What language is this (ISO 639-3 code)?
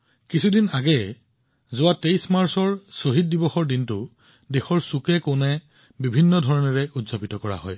asm